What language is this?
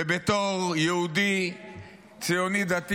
Hebrew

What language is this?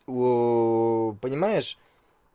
Russian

